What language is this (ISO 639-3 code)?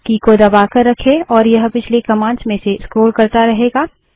hin